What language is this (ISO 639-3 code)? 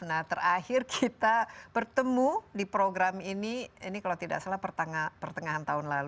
ind